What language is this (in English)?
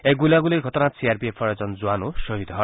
Assamese